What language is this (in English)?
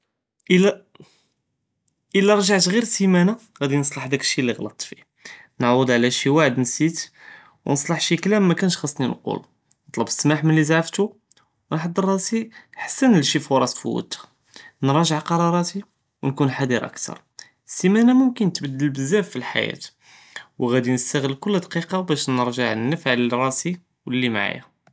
Judeo-Arabic